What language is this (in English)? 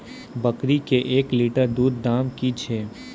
Maithili